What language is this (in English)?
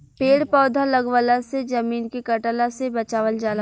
Bhojpuri